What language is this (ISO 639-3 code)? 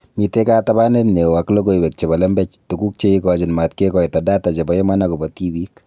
kln